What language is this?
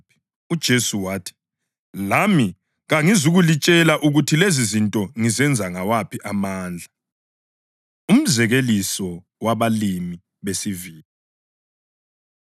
North Ndebele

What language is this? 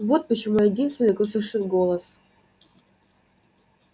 Russian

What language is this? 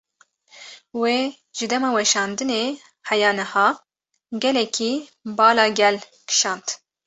Kurdish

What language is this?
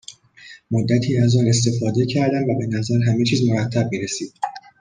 Persian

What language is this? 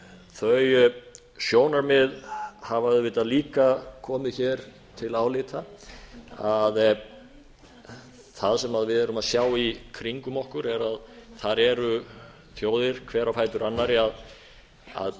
Icelandic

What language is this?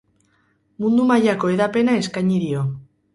Basque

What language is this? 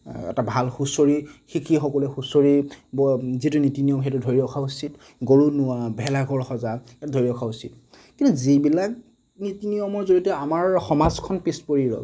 Assamese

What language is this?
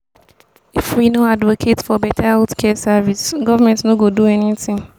Nigerian Pidgin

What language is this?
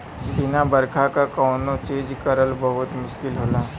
Bhojpuri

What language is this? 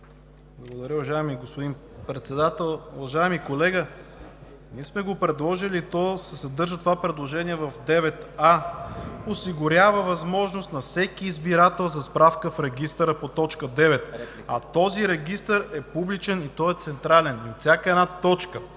Bulgarian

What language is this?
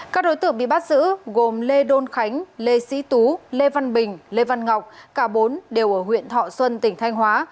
Vietnamese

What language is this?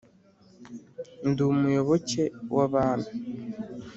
Kinyarwanda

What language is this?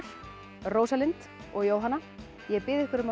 Icelandic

